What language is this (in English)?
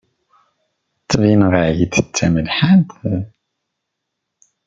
Kabyle